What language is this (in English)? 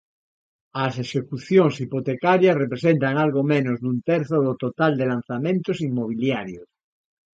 Galician